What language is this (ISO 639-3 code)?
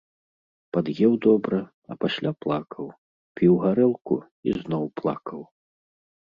bel